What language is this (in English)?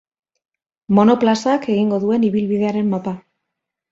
Basque